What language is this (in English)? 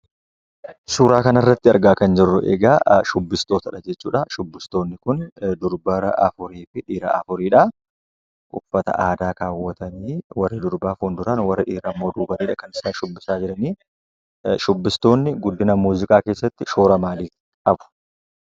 Oromo